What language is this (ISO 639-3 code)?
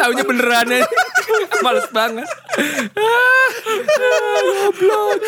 ind